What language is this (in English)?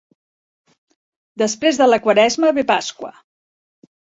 Catalan